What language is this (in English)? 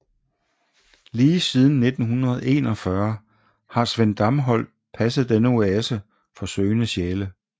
Danish